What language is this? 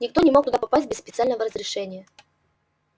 Russian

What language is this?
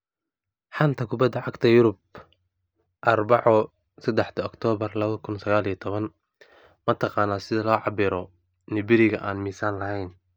Somali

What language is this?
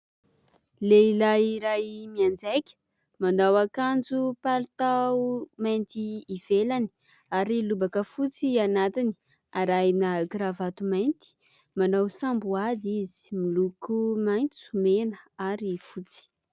Malagasy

